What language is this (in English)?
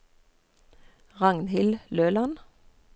Norwegian